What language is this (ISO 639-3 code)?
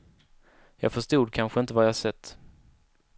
swe